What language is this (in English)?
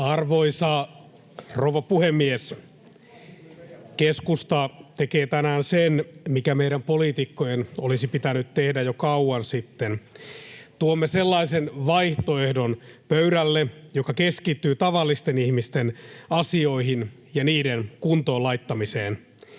Finnish